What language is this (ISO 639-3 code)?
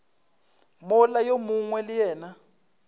nso